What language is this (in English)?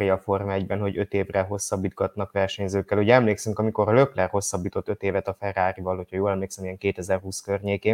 Hungarian